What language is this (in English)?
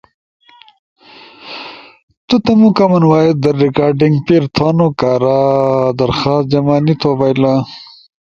Ushojo